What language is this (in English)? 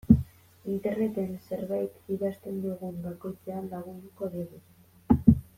Basque